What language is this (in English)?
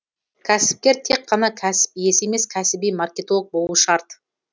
Kazakh